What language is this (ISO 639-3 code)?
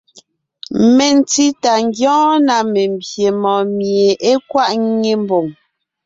nnh